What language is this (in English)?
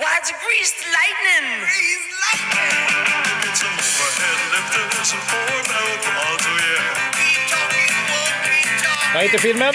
Swedish